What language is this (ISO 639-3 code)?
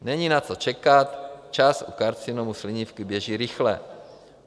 ces